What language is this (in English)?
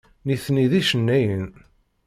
Kabyle